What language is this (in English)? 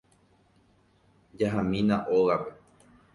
Guarani